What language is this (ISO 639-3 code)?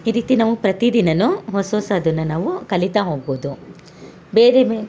kan